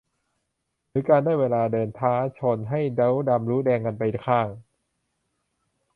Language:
Thai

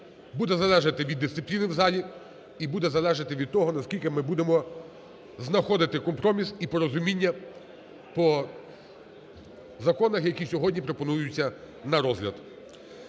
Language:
Ukrainian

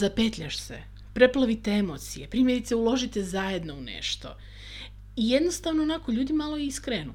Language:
Croatian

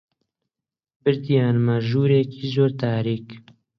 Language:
Central Kurdish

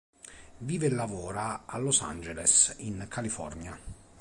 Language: Italian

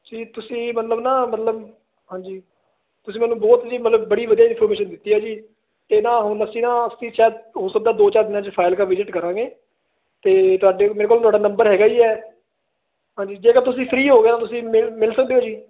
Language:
Punjabi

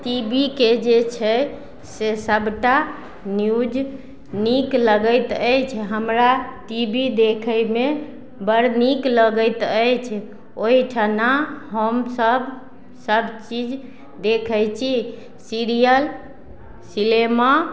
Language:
Maithili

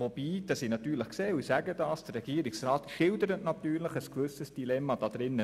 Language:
Swiss German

